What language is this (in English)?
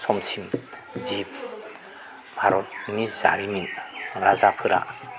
Bodo